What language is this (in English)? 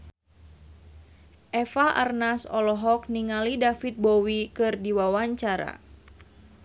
Sundanese